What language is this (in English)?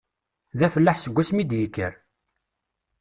Kabyle